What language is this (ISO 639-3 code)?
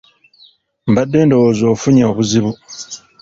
lug